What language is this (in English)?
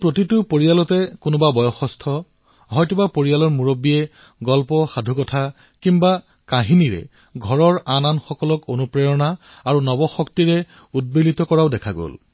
Assamese